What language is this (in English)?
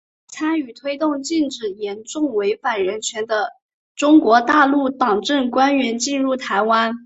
Chinese